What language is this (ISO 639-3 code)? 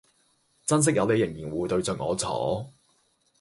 yue